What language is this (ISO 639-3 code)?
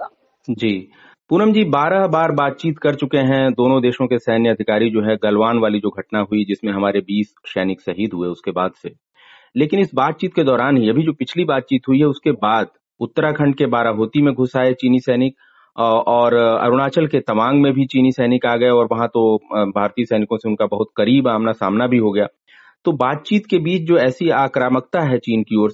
hin